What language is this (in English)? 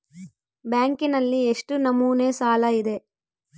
Kannada